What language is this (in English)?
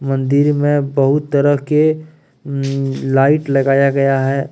Hindi